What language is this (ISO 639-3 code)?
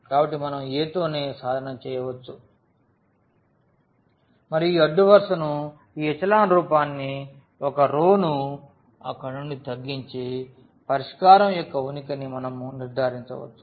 tel